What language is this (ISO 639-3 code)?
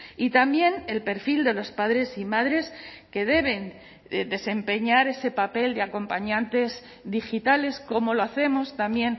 spa